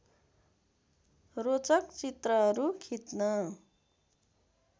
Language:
Nepali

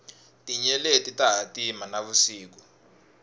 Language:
Tsonga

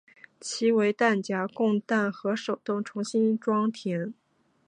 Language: Chinese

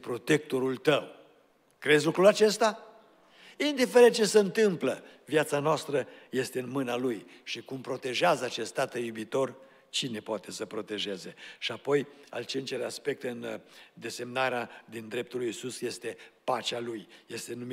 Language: Romanian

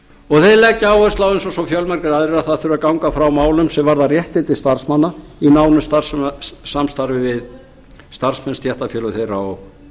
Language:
Icelandic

